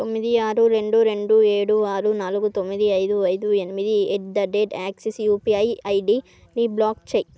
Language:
Telugu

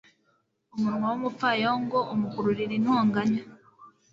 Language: Kinyarwanda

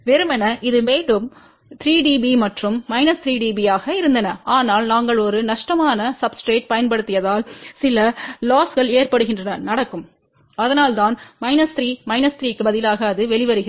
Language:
Tamil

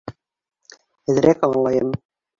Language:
Bashkir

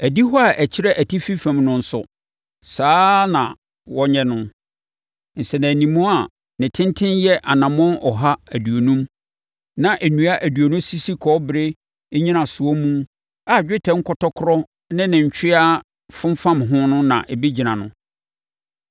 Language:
Akan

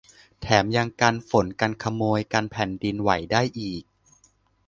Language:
Thai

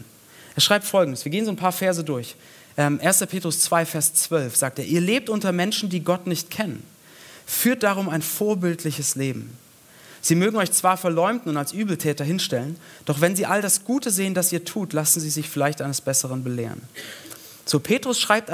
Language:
German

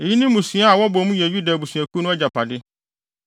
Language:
Akan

